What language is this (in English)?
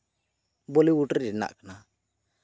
Santali